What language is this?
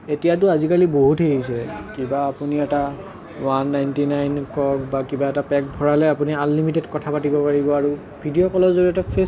Assamese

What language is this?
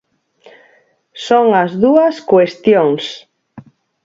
Galician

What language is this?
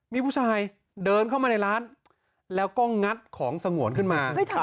Thai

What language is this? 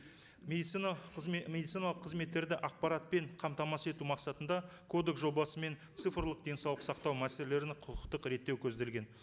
Kazakh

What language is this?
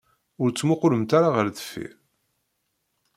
Kabyle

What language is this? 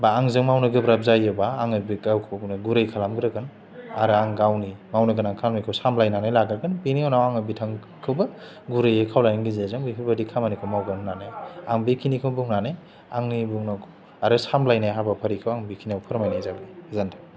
Bodo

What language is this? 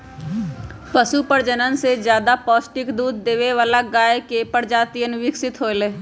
Magahi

